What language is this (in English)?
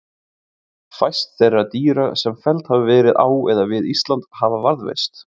Icelandic